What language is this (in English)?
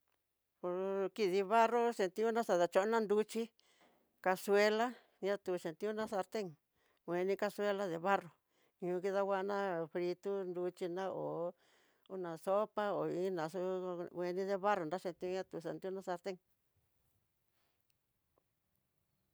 Tidaá Mixtec